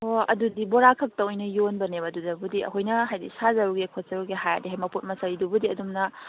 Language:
Manipuri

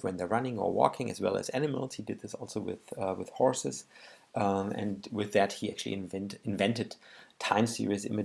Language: English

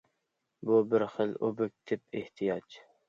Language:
Uyghur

